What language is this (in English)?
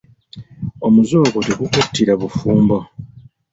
Ganda